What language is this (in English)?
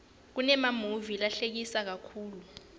Swati